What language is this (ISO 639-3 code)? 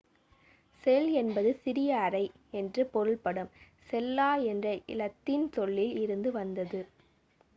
tam